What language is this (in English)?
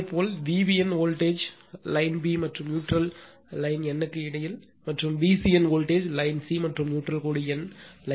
Tamil